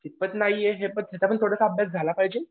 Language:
Marathi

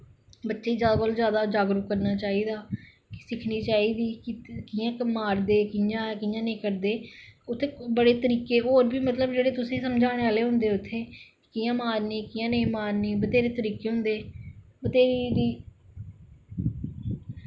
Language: Dogri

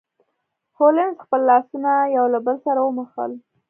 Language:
Pashto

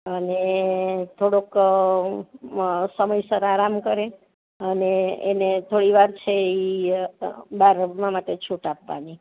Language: Gujarati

